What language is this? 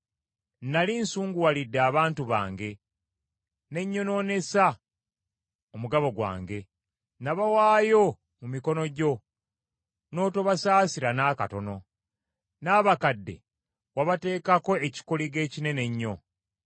Ganda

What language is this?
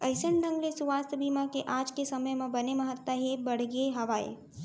Chhattisgarhi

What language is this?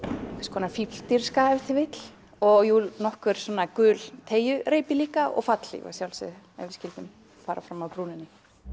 Icelandic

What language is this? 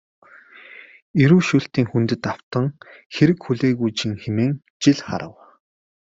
Mongolian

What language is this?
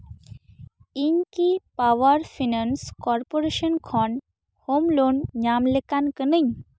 Santali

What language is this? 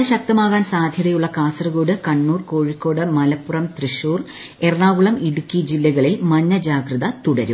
Malayalam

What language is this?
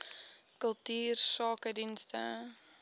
Afrikaans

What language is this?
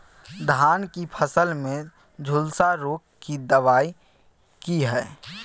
Maithili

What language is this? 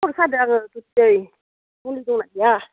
Bodo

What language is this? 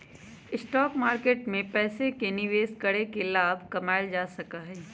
Magahi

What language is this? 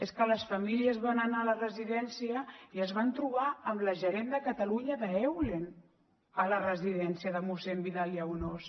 Catalan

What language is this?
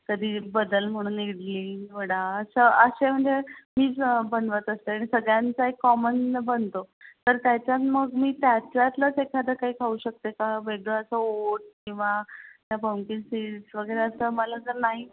Marathi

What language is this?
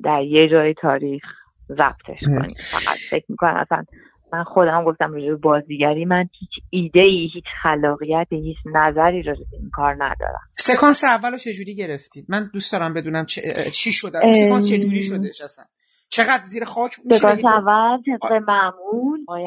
Persian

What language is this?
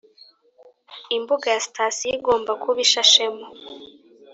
Kinyarwanda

